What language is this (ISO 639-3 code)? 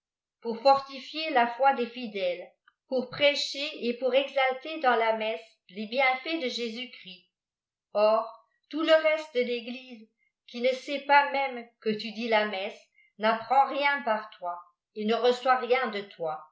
fra